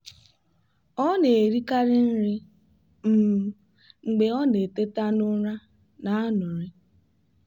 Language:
Igbo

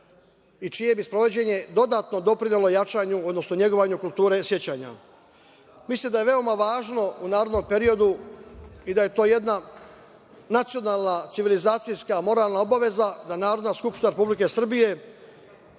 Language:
Serbian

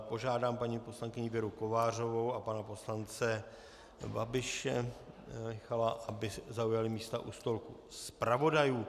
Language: Czech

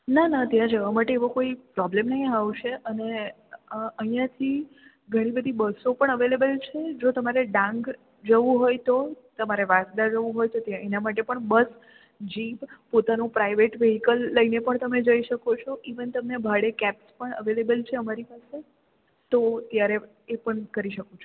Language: Gujarati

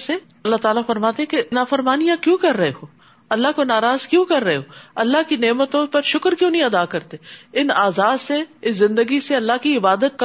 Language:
Urdu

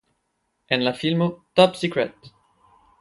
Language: Esperanto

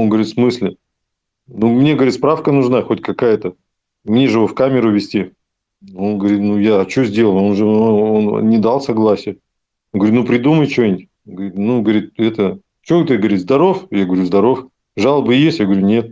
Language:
Russian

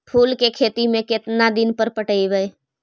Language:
Magahi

